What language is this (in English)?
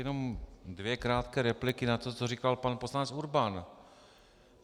Czech